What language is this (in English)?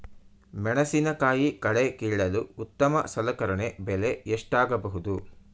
Kannada